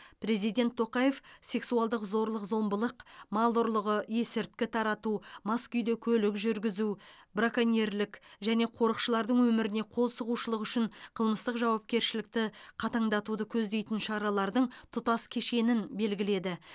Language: Kazakh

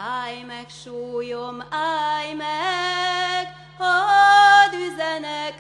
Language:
Hungarian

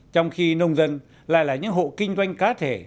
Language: Vietnamese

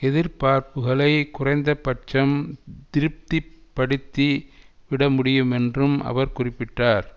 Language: Tamil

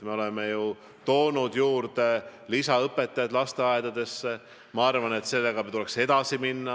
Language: Estonian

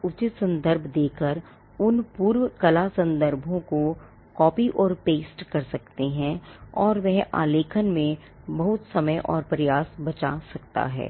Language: Hindi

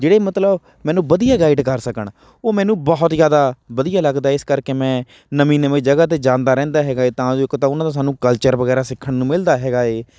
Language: Punjabi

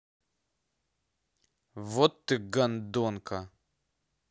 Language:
Russian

